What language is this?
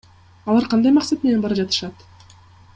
Kyrgyz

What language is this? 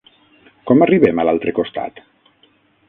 Catalan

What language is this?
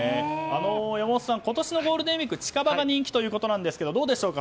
Japanese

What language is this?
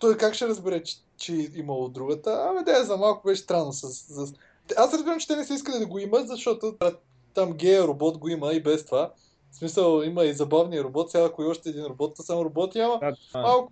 Bulgarian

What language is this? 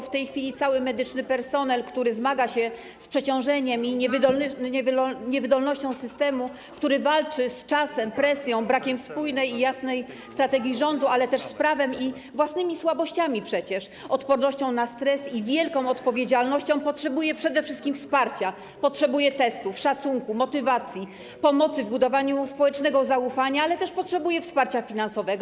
Polish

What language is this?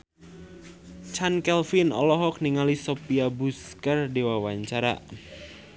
Sundanese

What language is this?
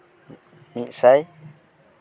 Santali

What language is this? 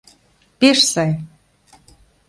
Mari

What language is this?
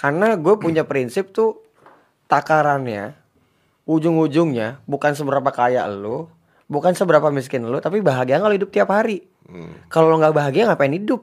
Indonesian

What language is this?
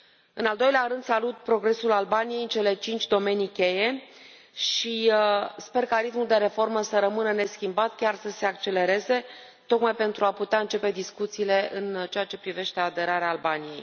Romanian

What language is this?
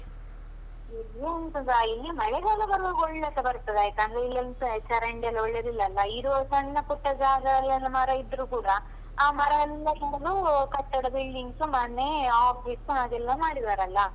Kannada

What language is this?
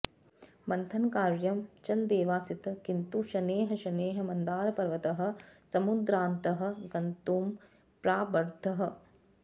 Sanskrit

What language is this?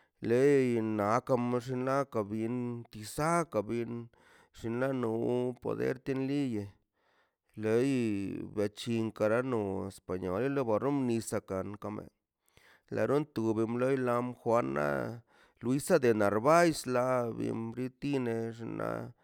Mazaltepec Zapotec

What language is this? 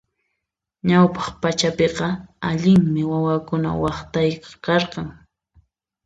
Puno Quechua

